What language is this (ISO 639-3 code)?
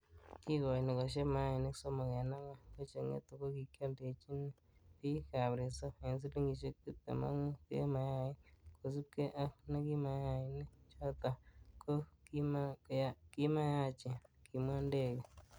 kln